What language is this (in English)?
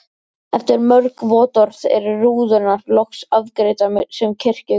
Icelandic